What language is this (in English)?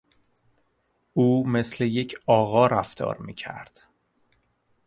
Persian